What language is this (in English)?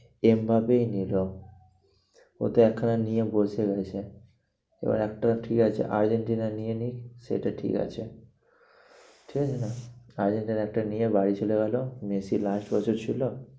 Bangla